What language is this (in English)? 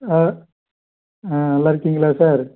Tamil